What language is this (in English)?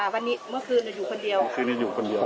Thai